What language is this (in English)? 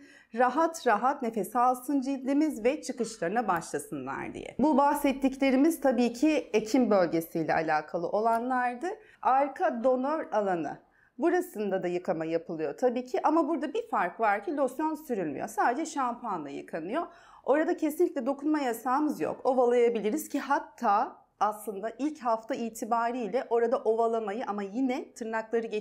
Turkish